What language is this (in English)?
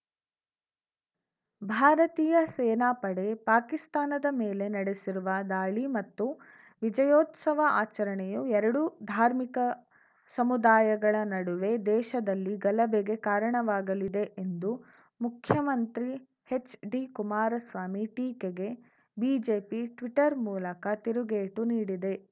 Kannada